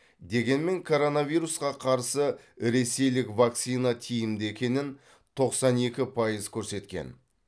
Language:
Kazakh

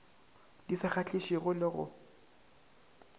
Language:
Northern Sotho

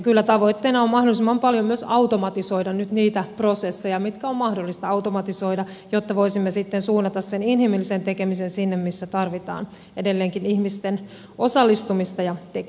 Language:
Finnish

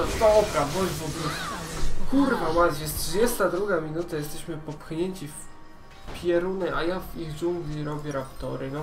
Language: Polish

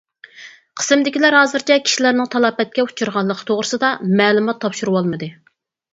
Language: Uyghur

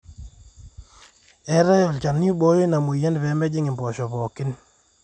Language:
Masai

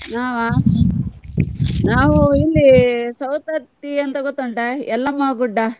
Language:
Kannada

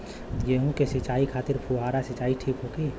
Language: Bhojpuri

